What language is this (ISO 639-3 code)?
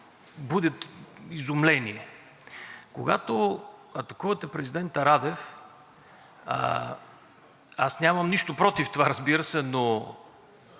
bul